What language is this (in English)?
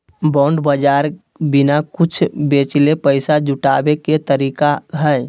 Magahi